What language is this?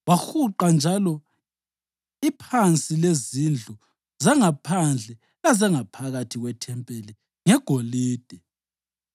North Ndebele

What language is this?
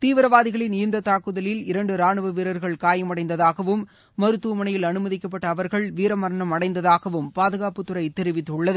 Tamil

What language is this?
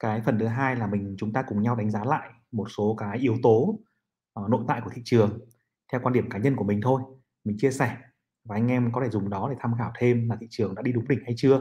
Vietnamese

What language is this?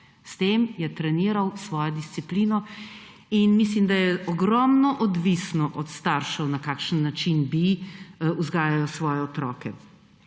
Slovenian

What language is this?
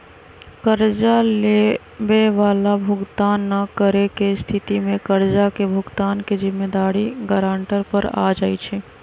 Magahi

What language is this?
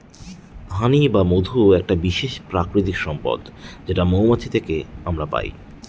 Bangla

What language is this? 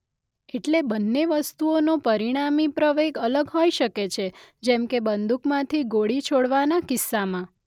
Gujarati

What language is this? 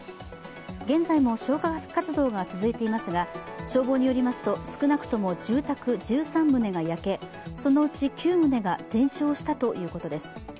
Japanese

